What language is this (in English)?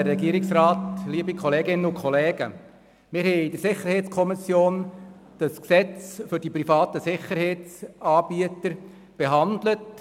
Swiss German